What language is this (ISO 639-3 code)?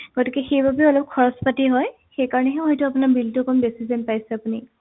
asm